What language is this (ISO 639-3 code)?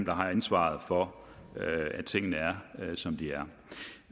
dan